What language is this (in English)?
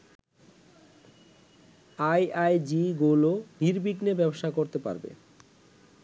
Bangla